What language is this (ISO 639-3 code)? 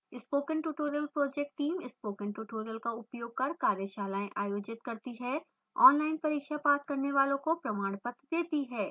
hin